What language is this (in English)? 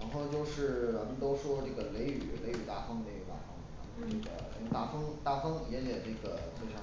Chinese